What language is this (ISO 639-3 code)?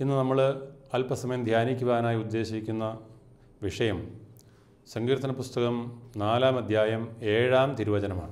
mal